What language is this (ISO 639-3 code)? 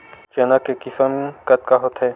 hne